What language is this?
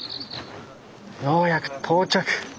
Japanese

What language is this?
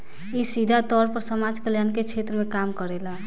Bhojpuri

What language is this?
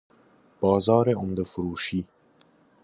Persian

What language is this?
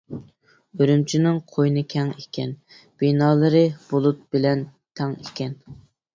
Uyghur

